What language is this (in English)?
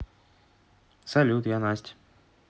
Russian